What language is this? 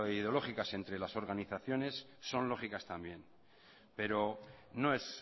Spanish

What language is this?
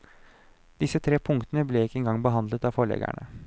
Norwegian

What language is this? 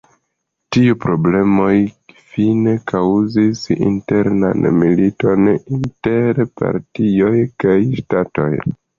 Esperanto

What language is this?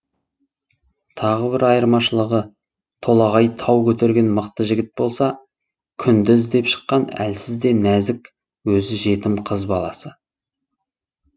Kazakh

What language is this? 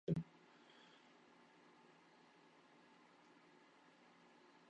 Turkmen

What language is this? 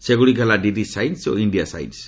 Odia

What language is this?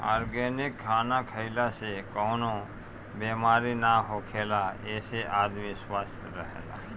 Bhojpuri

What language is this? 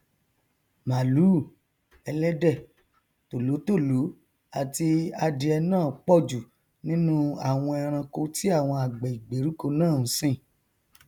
Yoruba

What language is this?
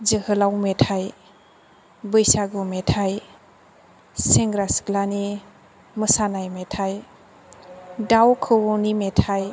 Bodo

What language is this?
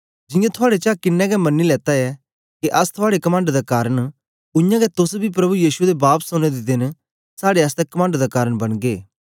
Dogri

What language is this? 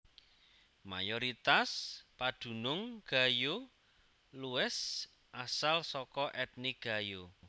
Javanese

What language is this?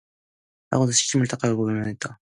Korean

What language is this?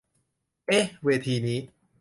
Thai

